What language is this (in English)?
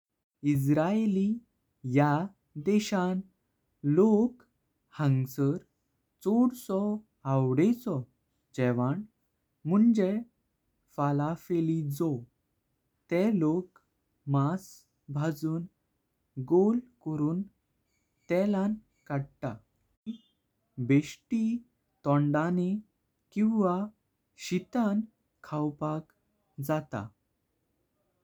Konkani